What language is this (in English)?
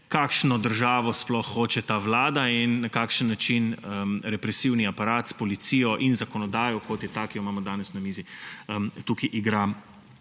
Slovenian